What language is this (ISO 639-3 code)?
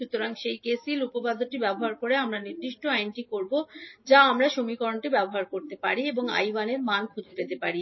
ben